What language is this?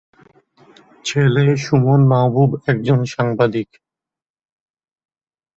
Bangla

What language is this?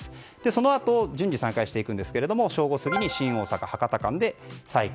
Japanese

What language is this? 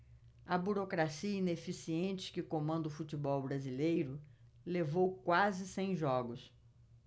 Portuguese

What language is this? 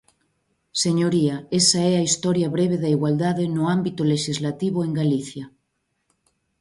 Galician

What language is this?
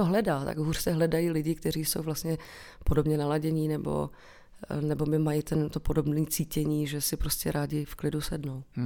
Czech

